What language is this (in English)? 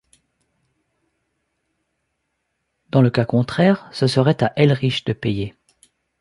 French